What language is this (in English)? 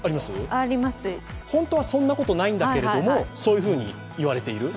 Japanese